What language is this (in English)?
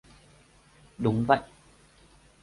Vietnamese